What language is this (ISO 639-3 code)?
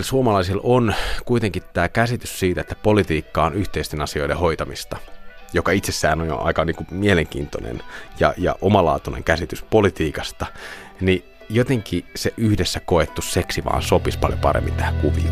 fin